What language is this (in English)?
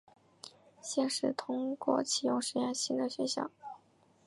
Chinese